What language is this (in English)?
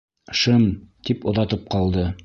Bashkir